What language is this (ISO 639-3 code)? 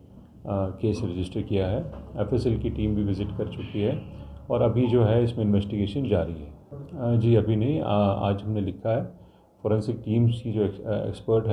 hin